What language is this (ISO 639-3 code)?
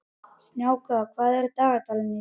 isl